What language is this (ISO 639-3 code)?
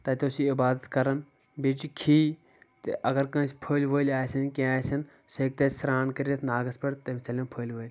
kas